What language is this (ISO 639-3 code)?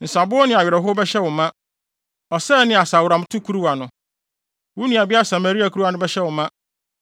aka